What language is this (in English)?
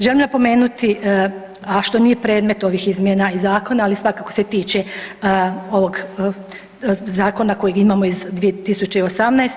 Croatian